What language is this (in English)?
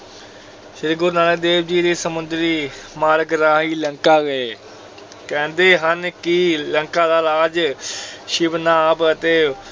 Punjabi